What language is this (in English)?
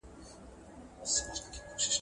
Pashto